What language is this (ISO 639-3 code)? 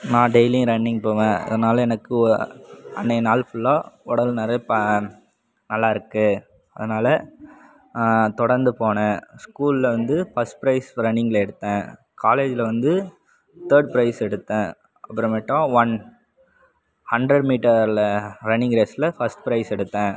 tam